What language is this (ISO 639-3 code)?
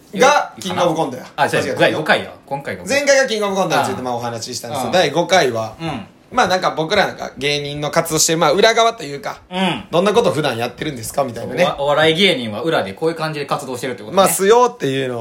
jpn